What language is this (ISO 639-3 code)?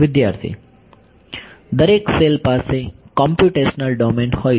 guj